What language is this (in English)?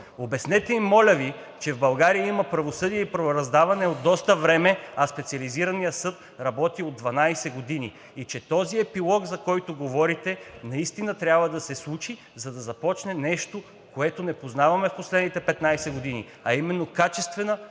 Bulgarian